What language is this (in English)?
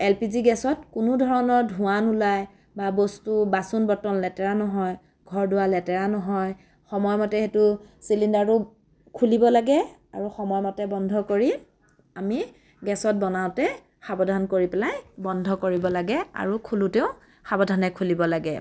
Assamese